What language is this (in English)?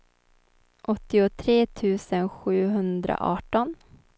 Swedish